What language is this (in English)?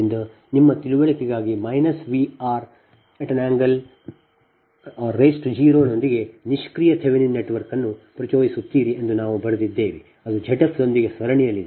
Kannada